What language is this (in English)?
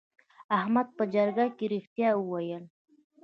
Pashto